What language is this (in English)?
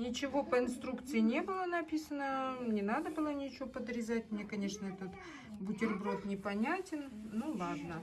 Russian